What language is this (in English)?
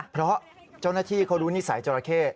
Thai